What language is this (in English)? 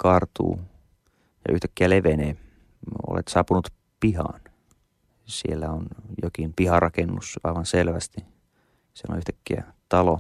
Finnish